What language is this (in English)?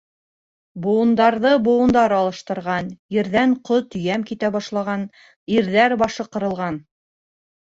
Bashkir